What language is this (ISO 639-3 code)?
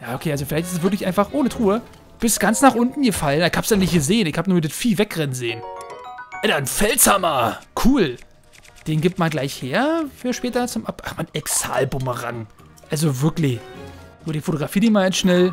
deu